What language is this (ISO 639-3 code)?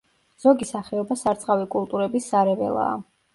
kat